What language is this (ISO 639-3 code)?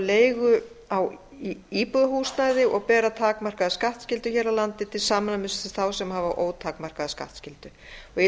isl